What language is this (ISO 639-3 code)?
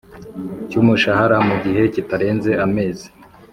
kin